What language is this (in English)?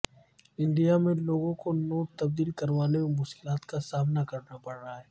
Urdu